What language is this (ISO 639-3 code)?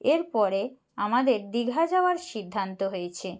ben